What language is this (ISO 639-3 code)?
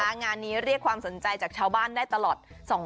tha